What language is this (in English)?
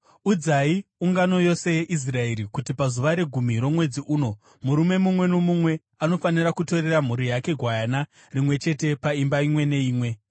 Shona